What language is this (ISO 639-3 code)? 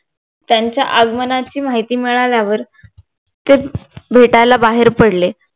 mar